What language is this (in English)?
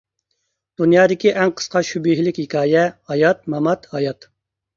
Uyghur